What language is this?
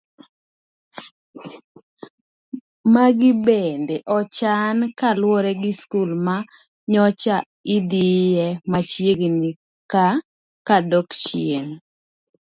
Luo (Kenya and Tanzania)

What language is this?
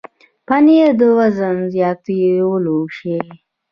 Pashto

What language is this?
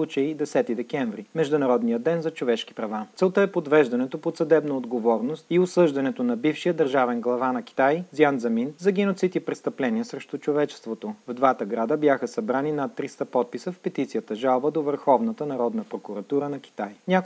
Bulgarian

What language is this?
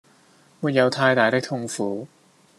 Cantonese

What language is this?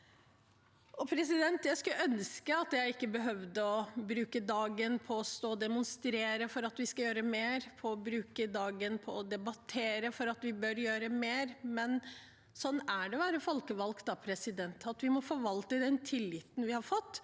Norwegian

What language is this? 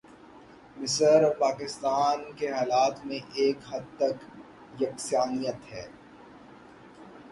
Urdu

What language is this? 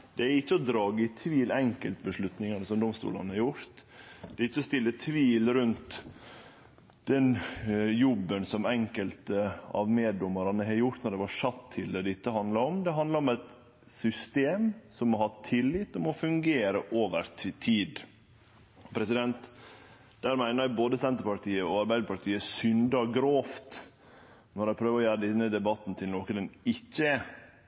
Norwegian Nynorsk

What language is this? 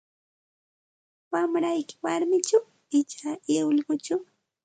Santa Ana de Tusi Pasco Quechua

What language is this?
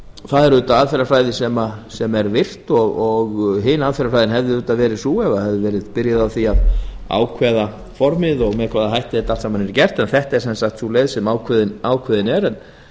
Icelandic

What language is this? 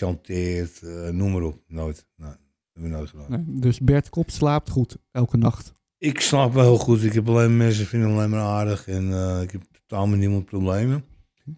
Dutch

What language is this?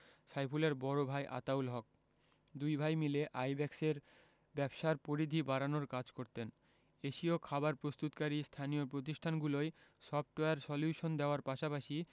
Bangla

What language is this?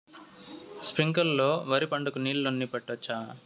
Telugu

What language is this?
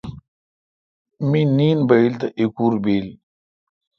Kalkoti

